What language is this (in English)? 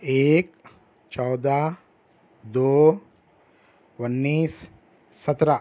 Urdu